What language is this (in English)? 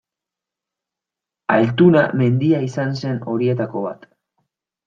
Basque